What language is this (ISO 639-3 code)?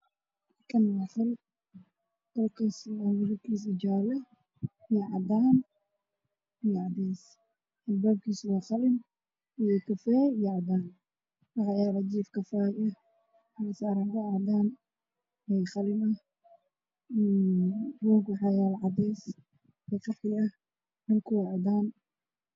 som